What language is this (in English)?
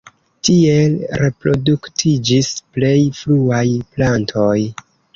Esperanto